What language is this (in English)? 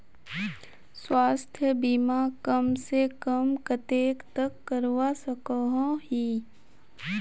Magahi